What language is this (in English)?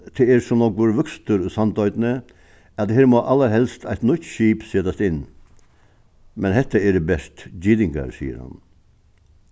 Faroese